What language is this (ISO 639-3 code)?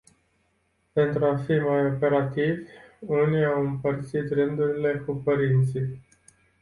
ron